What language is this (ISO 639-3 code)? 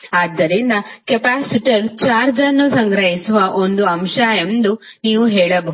kan